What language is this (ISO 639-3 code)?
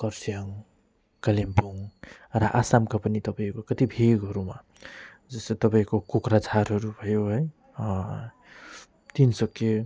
nep